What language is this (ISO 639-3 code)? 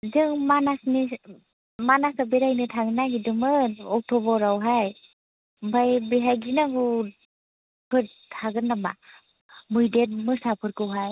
brx